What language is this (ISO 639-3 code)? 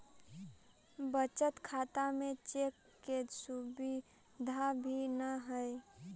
mag